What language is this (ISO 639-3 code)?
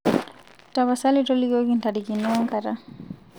mas